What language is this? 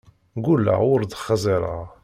Kabyle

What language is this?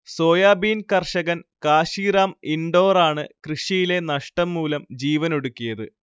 Malayalam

